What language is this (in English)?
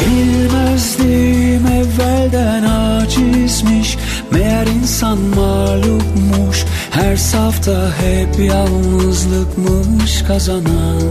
Turkish